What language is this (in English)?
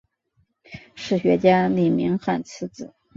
Chinese